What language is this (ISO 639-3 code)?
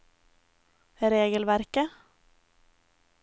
nor